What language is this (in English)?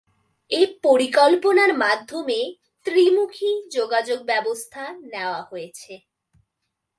Bangla